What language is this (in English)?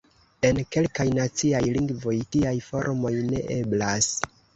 Esperanto